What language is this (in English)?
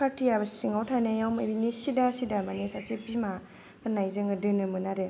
Bodo